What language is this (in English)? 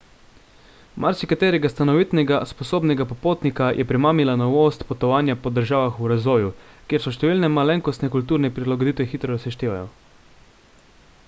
Slovenian